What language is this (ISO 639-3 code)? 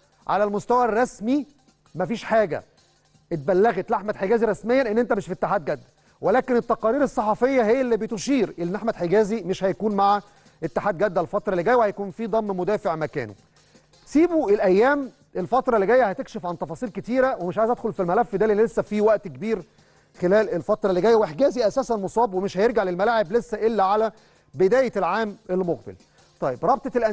ara